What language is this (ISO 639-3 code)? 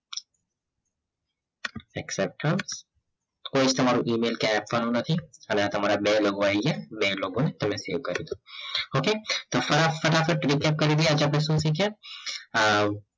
guj